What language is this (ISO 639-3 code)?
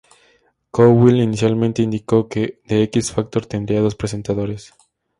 spa